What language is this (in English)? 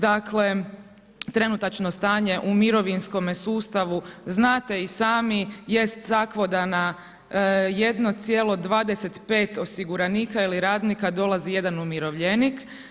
Croatian